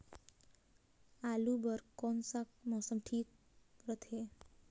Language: Chhattisgarhi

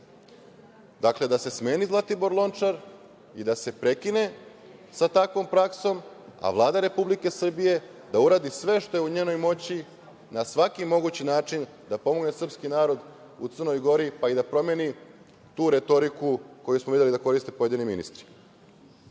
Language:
Serbian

